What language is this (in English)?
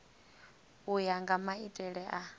Venda